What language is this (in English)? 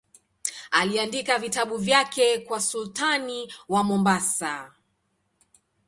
Swahili